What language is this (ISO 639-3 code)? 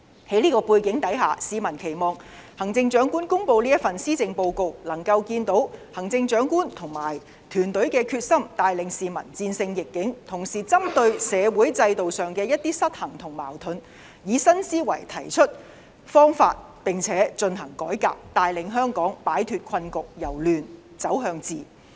yue